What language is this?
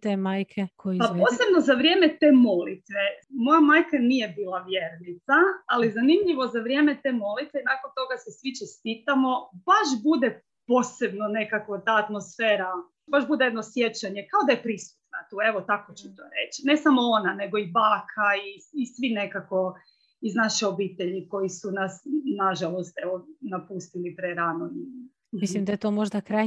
Croatian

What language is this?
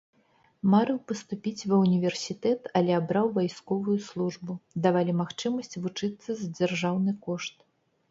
Belarusian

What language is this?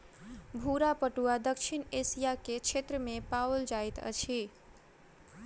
Maithili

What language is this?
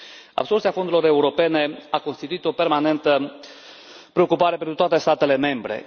Romanian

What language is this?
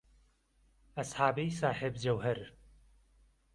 Central Kurdish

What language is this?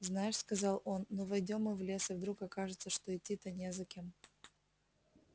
Russian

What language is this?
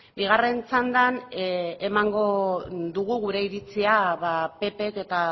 Basque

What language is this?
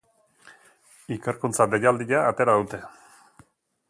Basque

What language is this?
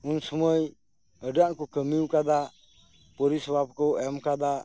Santali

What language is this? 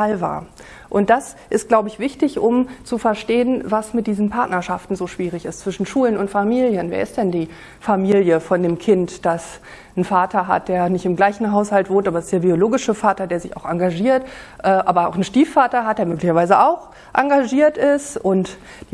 German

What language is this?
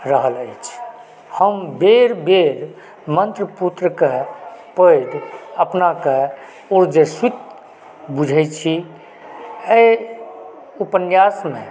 Maithili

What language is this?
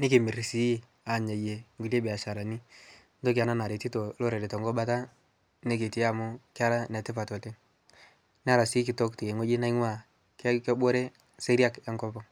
Masai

